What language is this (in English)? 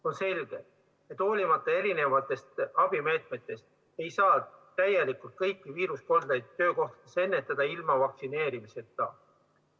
Estonian